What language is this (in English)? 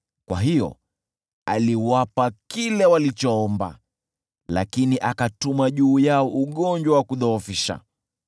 Swahili